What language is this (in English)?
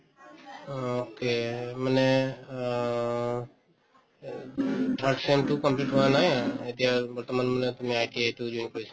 Assamese